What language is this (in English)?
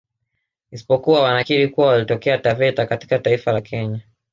Swahili